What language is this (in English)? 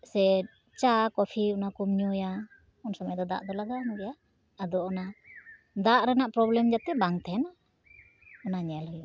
Santali